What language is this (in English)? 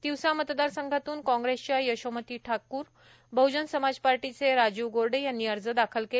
Marathi